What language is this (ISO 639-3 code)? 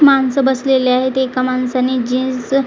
mar